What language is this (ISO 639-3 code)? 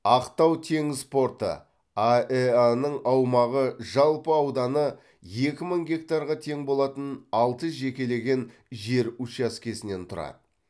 kaz